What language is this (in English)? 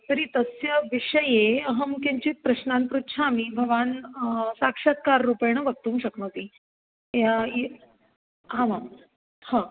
Sanskrit